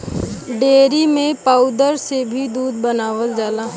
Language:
Bhojpuri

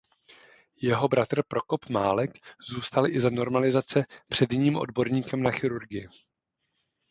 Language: Czech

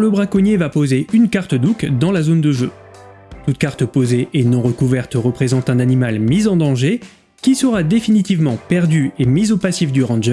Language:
French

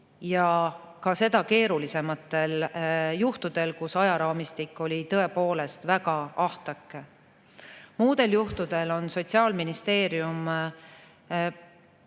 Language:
Estonian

